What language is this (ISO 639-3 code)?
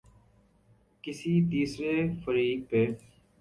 urd